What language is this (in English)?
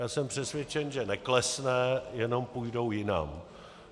Czech